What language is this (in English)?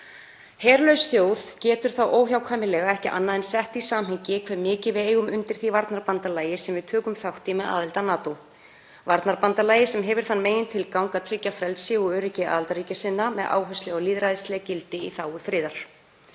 Icelandic